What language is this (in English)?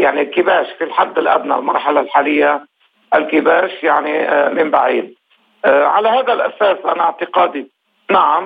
Arabic